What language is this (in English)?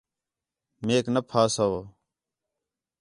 Khetrani